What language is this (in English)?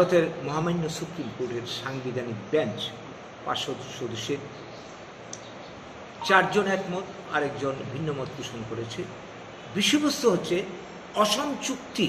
Indonesian